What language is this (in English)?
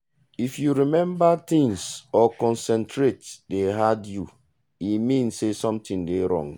Nigerian Pidgin